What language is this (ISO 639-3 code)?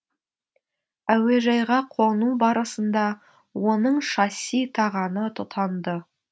kaz